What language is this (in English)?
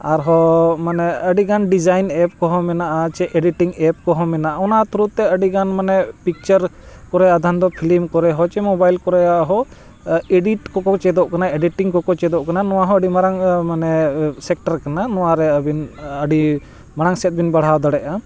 Santali